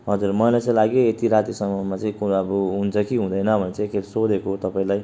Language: Nepali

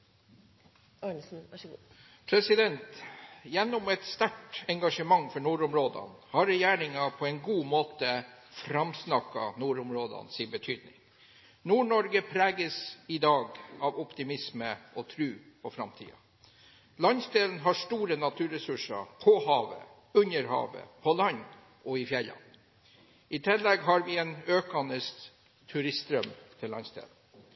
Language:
Norwegian Bokmål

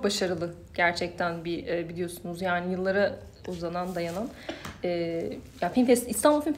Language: Turkish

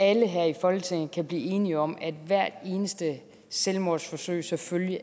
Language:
Danish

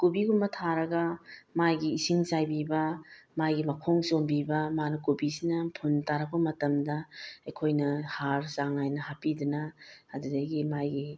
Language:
Manipuri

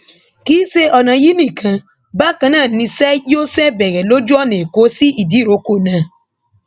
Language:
Yoruba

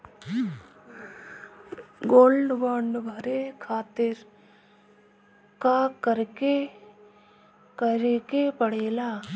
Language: Bhojpuri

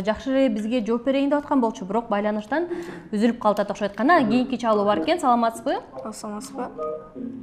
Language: Turkish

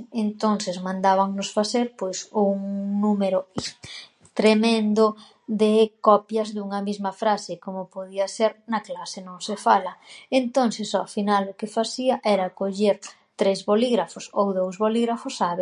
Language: Galician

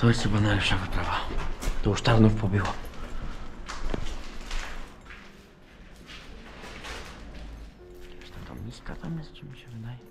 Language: Polish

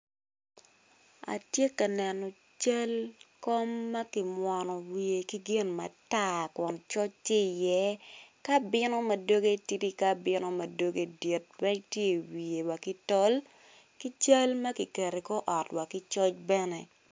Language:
Acoli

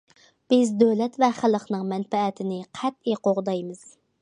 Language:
Uyghur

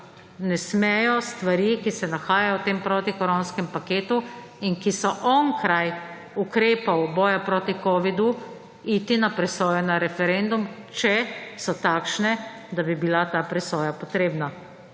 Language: Slovenian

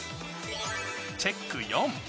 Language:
Japanese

